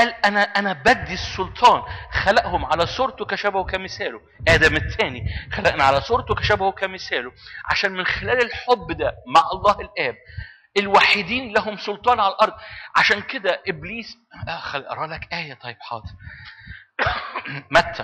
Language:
Arabic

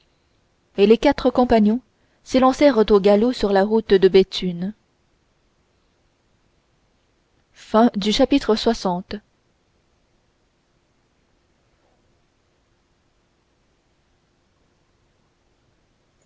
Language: French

